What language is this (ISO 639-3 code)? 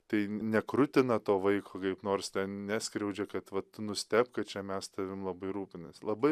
lit